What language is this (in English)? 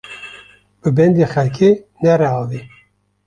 Kurdish